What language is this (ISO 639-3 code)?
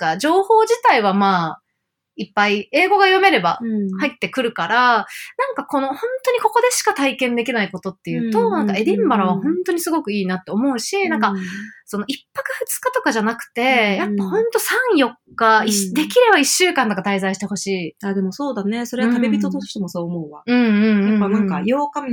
jpn